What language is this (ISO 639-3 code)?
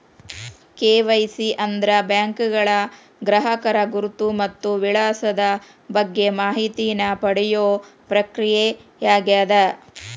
kan